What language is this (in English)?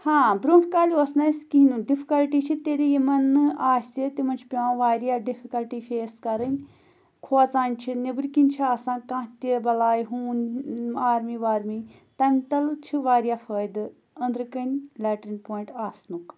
Kashmiri